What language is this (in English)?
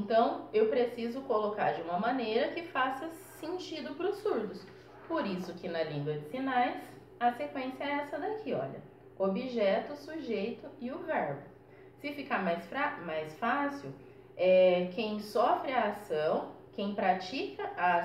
Portuguese